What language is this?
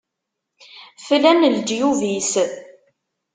Kabyle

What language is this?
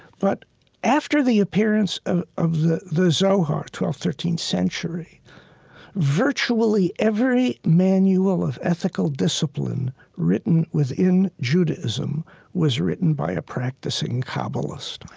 English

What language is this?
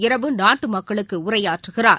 Tamil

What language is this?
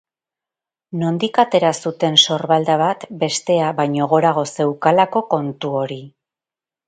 Basque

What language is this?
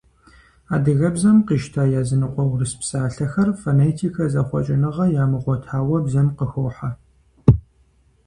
Kabardian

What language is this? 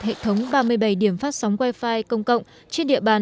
Vietnamese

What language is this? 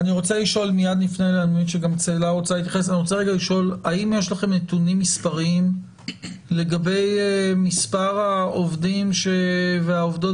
Hebrew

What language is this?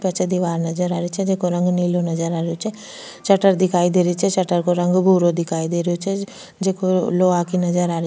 Rajasthani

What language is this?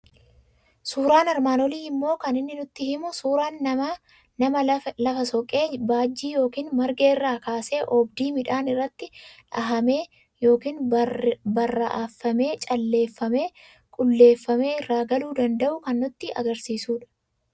Oromo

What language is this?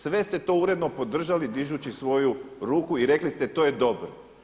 Croatian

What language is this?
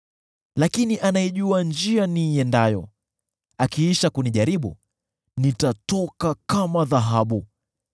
Swahili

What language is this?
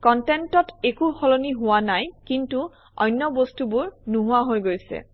Assamese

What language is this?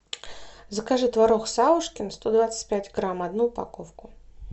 Russian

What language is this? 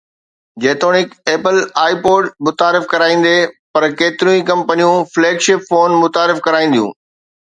Sindhi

